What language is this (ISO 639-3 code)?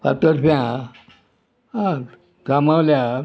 kok